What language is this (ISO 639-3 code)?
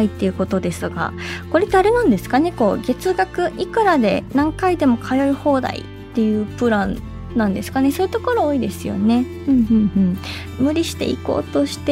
jpn